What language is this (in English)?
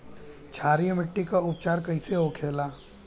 Bhojpuri